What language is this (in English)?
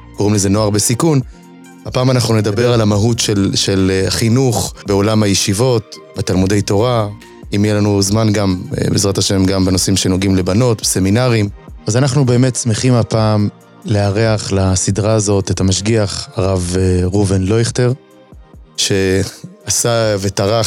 Hebrew